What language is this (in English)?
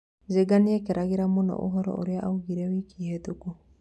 Kikuyu